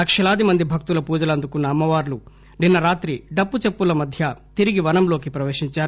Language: Telugu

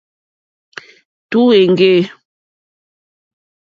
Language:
Mokpwe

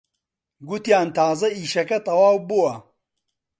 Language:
Central Kurdish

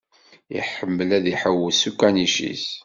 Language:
Kabyle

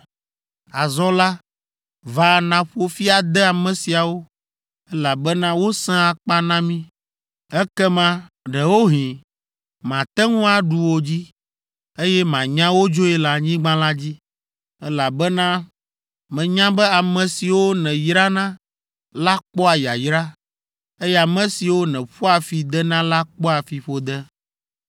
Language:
Ewe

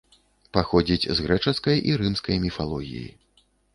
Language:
Belarusian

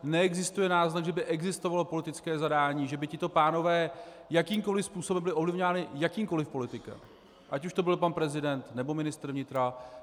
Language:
Czech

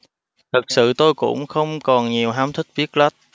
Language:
Vietnamese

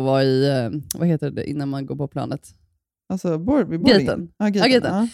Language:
Swedish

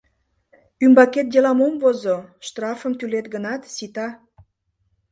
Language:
Mari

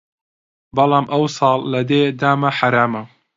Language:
Central Kurdish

